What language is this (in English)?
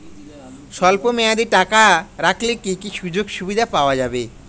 Bangla